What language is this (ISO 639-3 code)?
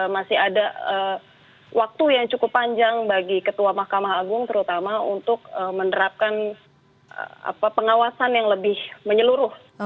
ind